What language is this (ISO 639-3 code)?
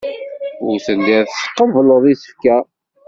kab